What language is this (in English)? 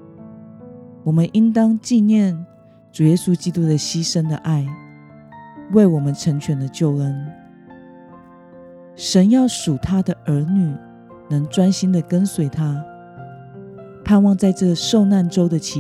Chinese